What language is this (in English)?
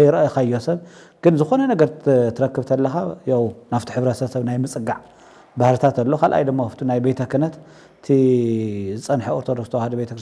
Arabic